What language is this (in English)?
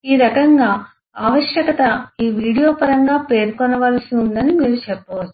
Telugu